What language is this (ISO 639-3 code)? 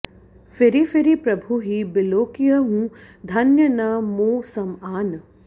san